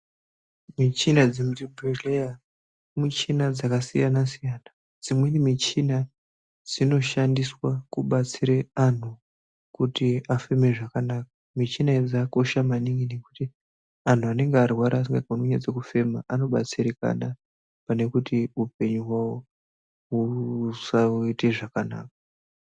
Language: Ndau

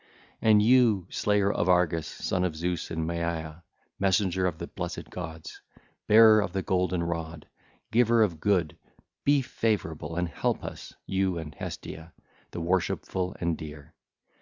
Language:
English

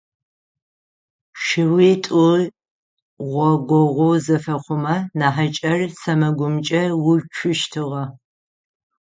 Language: Adyghe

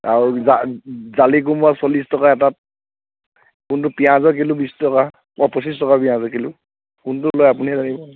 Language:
Assamese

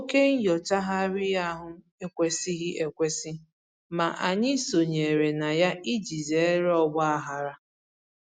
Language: Igbo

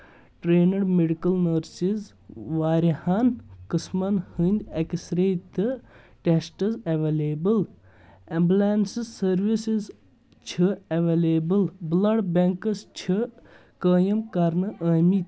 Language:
Kashmiri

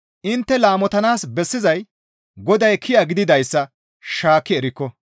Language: Gamo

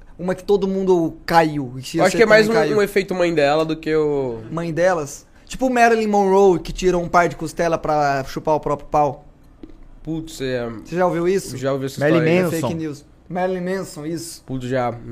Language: Portuguese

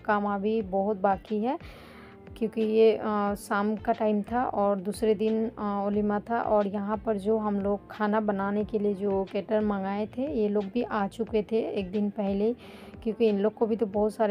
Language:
Hindi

